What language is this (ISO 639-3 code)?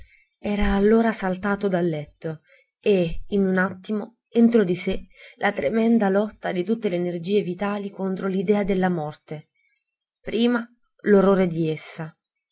ita